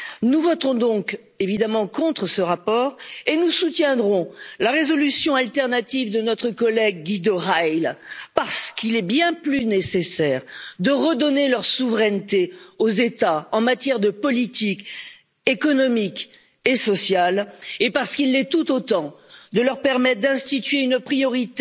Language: French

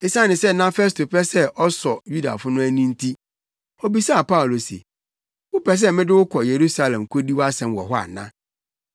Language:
Akan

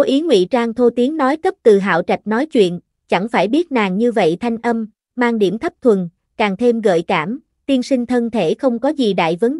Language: Vietnamese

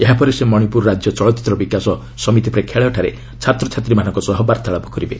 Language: Odia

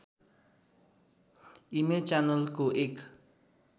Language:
Nepali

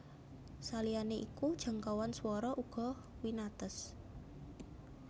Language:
Javanese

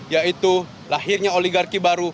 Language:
Indonesian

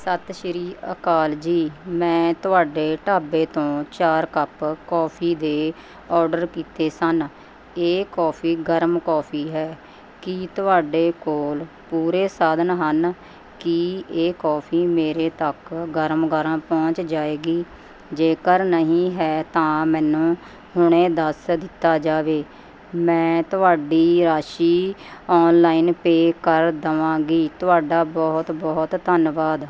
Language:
Punjabi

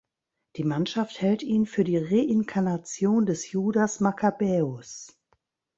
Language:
German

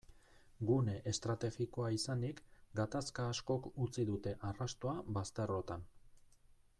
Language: Basque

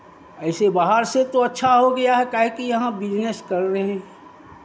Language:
Hindi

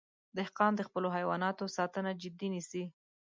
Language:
Pashto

